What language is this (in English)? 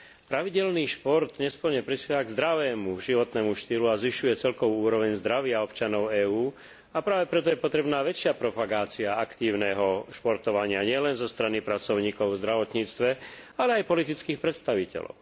Slovak